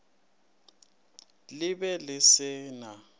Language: Northern Sotho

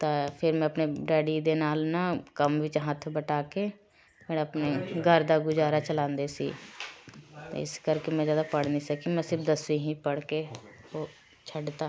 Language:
Punjabi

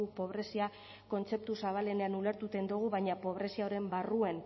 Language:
Basque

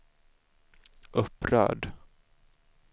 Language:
Swedish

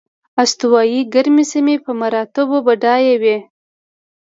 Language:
Pashto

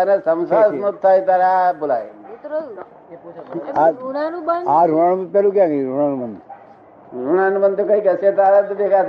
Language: Gujarati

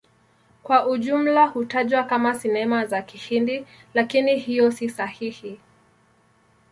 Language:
Swahili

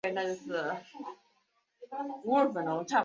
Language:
Chinese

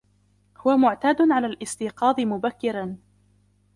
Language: Arabic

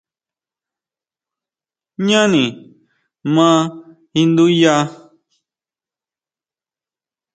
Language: Huautla Mazatec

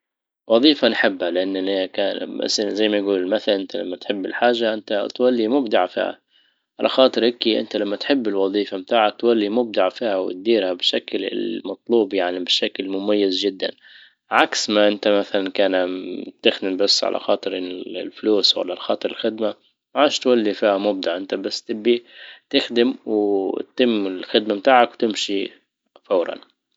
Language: Libyan Arabic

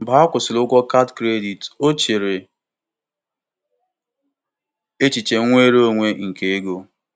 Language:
Igbo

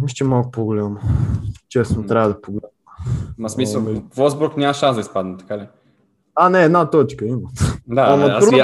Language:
Bulgarian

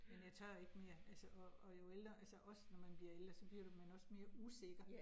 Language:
Danish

